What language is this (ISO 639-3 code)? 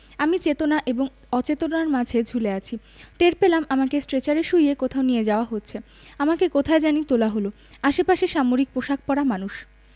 ben